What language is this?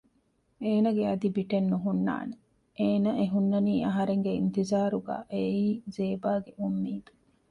Divehi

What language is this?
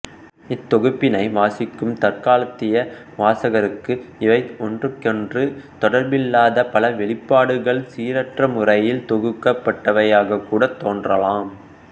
Tamil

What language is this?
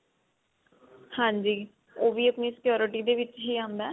Punjabi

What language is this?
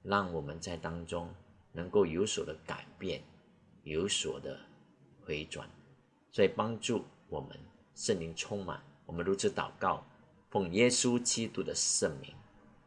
Chinese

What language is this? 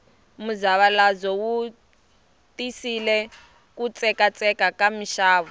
Tsonga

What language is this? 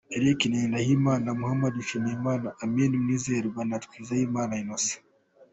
Kinyarwanda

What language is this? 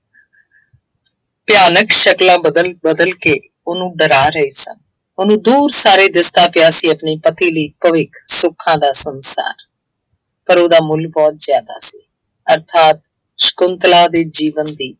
Punjabi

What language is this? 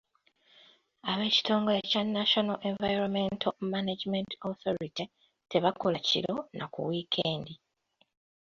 Ganda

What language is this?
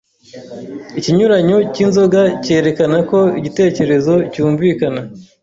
Kinyarwanda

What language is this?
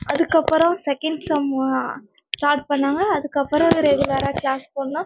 Tamil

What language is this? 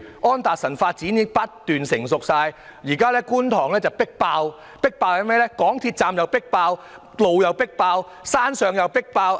Cantonese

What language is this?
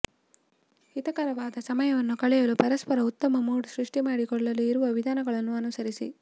Kannada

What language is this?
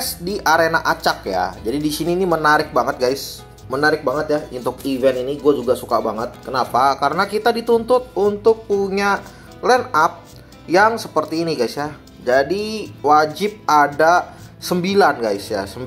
Indonesian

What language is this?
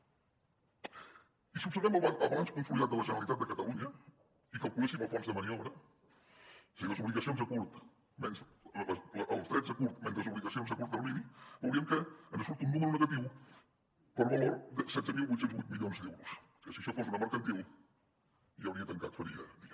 Catalan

